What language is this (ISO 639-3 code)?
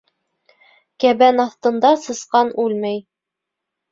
bak